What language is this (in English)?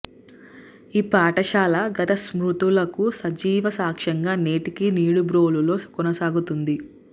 Telugu